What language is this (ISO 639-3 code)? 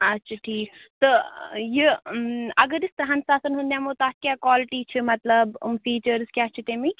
kas